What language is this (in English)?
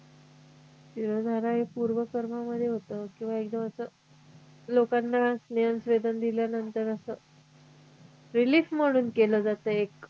Marathi